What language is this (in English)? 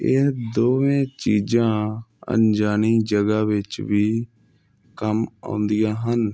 Punjabi